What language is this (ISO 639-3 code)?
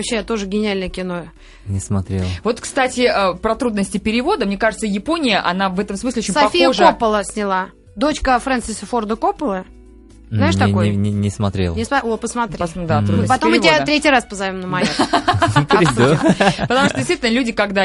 rus